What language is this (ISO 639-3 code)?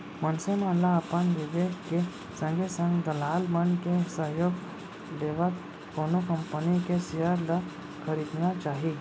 hne